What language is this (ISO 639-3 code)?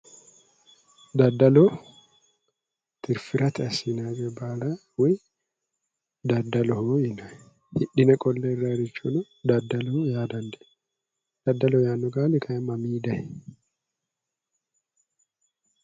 sid